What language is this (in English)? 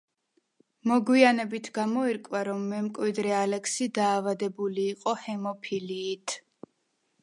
Georgian